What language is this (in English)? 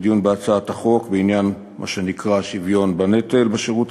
Hebrew